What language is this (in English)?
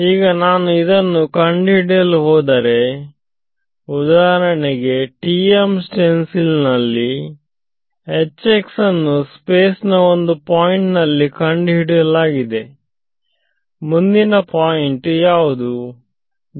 Kannada